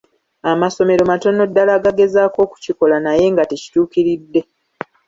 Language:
Ganda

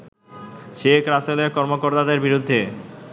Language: Bangla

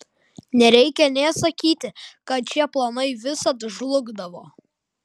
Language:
Lithuanian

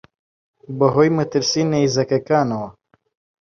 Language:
Central Kurdish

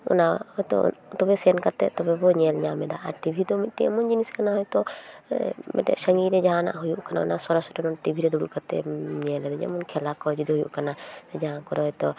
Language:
Santali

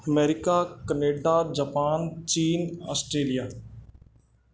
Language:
Punjabi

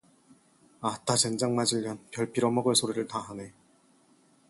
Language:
Korean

